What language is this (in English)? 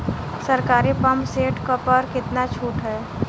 Bhojpuri